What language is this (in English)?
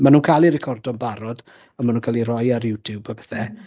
Welsh